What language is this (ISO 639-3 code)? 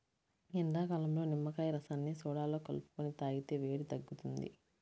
tel